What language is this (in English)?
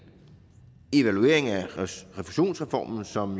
Danish